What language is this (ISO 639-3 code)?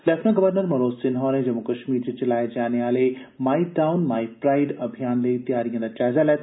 doi